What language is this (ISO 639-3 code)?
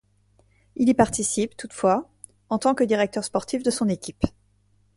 fra